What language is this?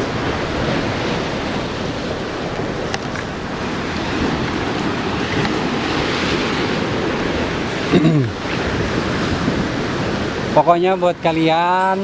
Indonesian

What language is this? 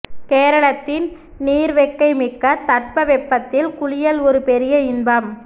Tamil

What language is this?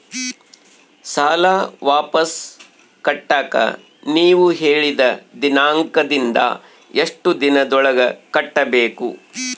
Kannada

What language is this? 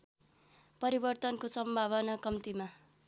Nepali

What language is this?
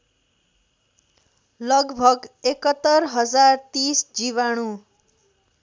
Nepali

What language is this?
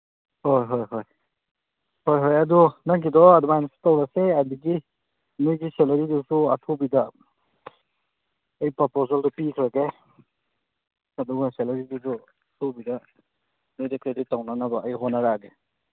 Manipuri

